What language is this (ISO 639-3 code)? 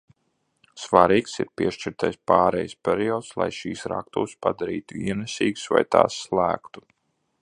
lav